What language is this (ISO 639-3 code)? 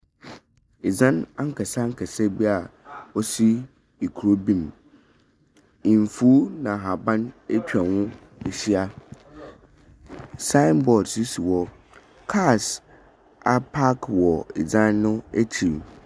aka